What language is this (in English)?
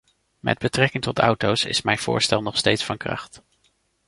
Dutch